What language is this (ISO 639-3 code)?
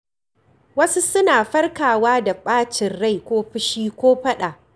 hau